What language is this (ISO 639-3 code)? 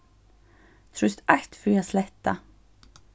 fao